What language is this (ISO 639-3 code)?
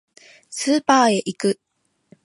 jpn